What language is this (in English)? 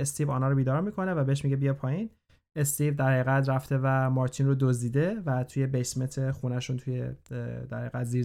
Persian